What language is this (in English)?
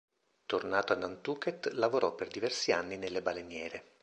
Italian